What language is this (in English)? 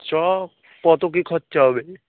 Bangla